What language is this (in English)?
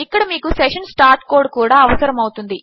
Telugu